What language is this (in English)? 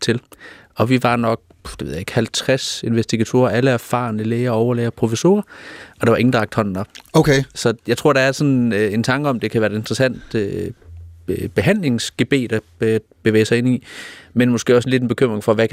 Danish